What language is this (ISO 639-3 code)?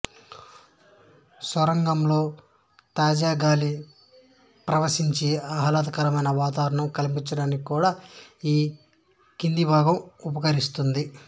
tel